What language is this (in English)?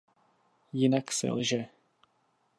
Czech